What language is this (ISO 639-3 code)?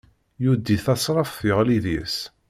kab